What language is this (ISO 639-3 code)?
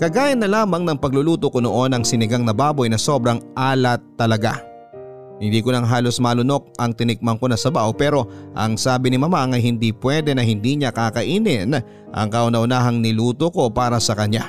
fil